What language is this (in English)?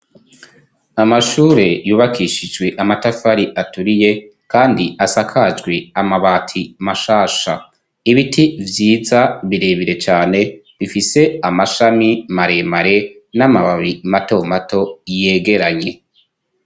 Rundi